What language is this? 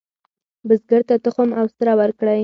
Pashto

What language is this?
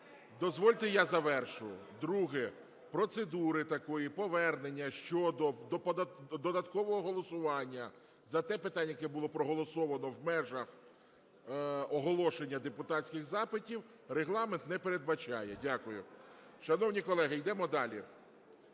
Ukrainian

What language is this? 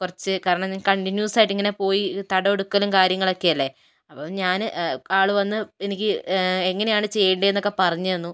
Malayalam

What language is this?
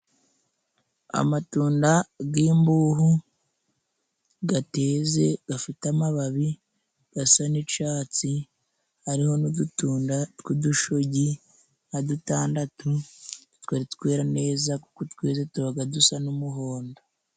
Kinyarwanda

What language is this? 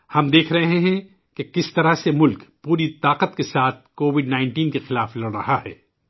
Urdu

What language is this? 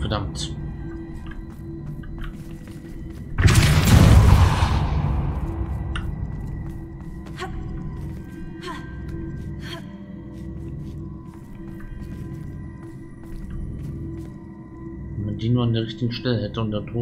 German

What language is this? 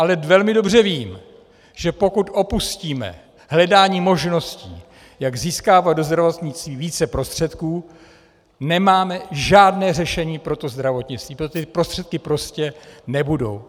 Czech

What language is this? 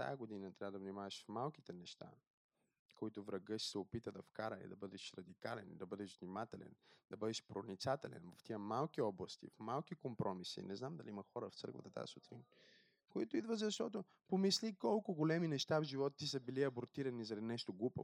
Bulgarian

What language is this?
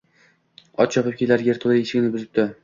Uzbek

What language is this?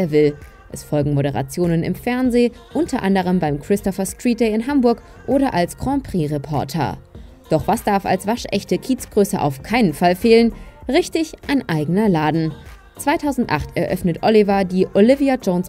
German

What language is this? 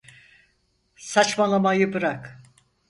Turkish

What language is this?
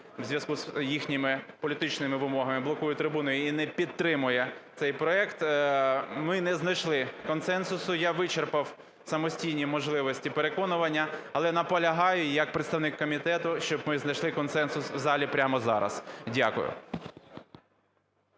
Ukrainian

